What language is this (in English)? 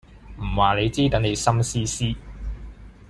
Cantonese